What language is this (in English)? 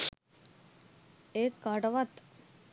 Sinhala